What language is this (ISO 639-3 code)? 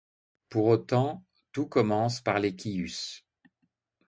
fra